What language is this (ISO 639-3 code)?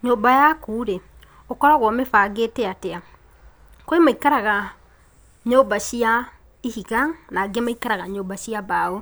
kik